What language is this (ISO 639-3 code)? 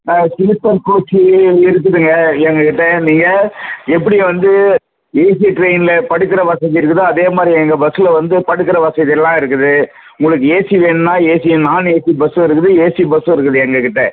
tam